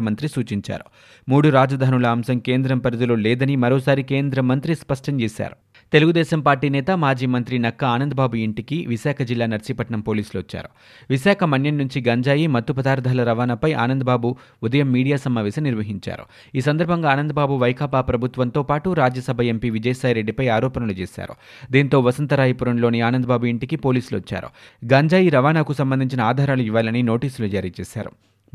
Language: Telugu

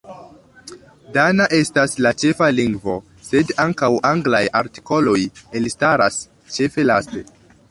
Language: Esperanto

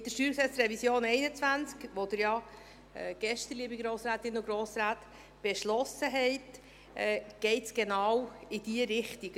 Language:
Swiss German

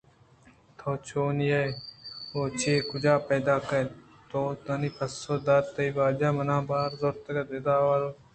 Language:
Eastern Balochi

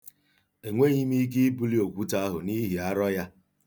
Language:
Igbo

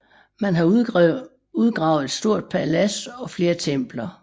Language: Danish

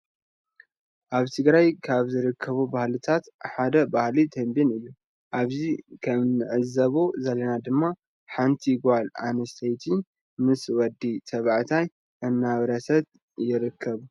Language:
Tigrinya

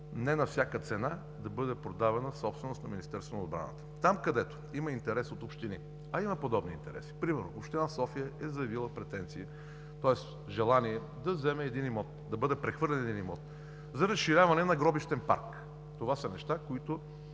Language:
Bulgarian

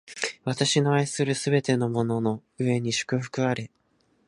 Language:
Japanese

